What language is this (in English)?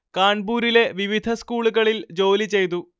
Malayalam